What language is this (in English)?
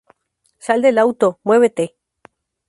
Spanish